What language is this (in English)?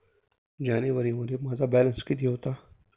Marathi